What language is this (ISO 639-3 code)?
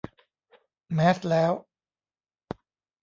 tha